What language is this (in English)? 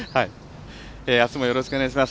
Japanese